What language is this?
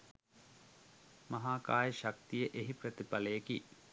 Sinhala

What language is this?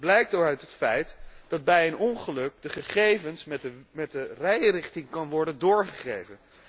Dutch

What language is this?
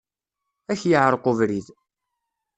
Kabyle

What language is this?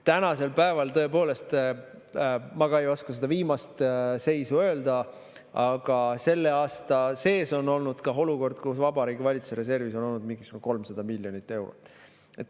Estonian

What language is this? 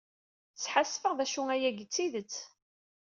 Kabyle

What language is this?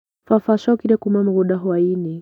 Kikuyu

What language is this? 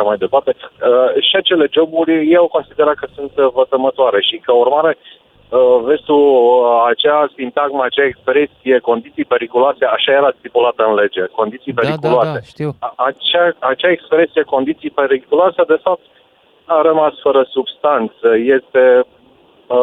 Romanian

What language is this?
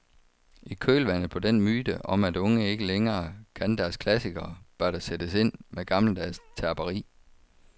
Danish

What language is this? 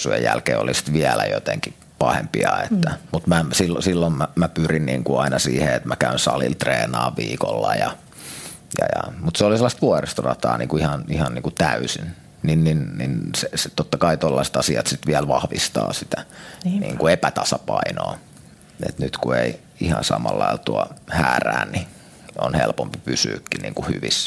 Finnish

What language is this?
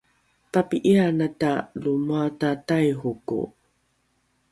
Rukai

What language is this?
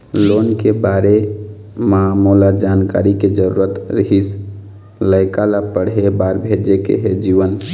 Chhattisgarhi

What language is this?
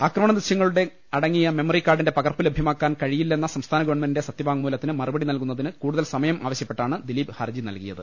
Malayalam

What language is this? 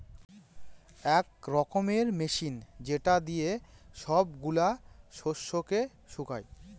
Bangla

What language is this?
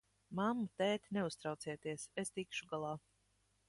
Latvian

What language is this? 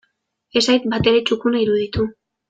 Basque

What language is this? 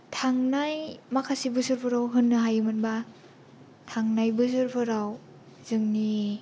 Bodo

